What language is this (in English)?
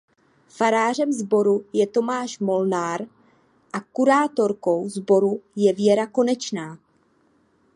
Czech